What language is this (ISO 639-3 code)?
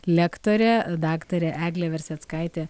lit